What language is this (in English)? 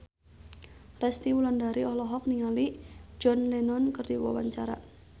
Sundanese